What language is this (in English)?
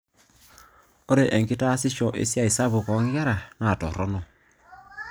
Masai